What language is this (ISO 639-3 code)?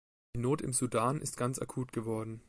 deu